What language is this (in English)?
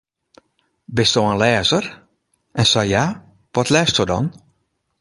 Western Frisian